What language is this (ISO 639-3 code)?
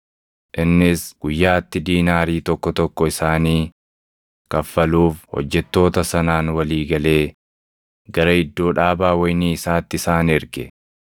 orm